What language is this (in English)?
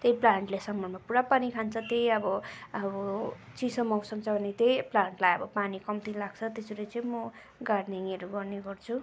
Nepali